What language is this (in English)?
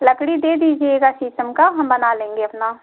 Hindi